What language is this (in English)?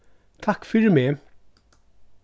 Faroese